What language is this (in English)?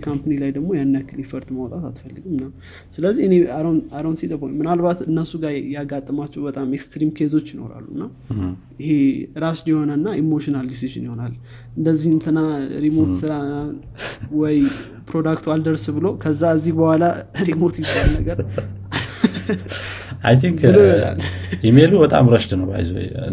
Amharic